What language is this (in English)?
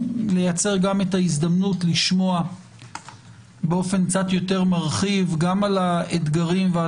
Hebrew